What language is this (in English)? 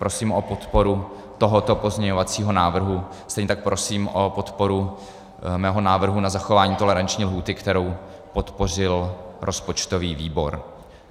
Czech